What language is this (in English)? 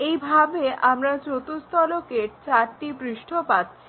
Bangla